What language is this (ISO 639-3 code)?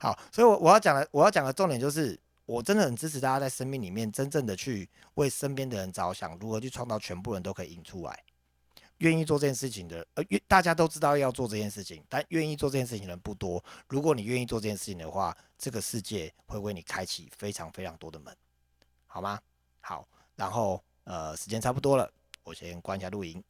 zho